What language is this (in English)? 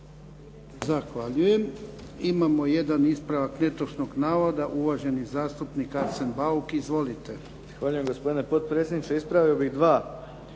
Croatian